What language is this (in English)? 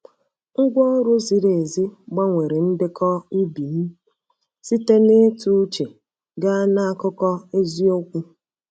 Igbo